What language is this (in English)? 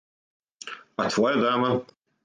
Serbian